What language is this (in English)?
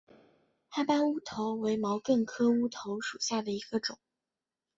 Chinese